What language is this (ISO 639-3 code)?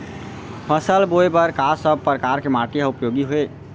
hne